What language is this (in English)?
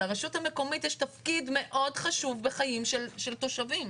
Hebrew